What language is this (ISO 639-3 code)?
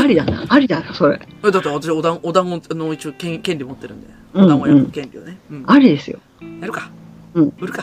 jpn